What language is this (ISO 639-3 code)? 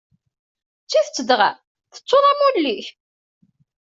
kab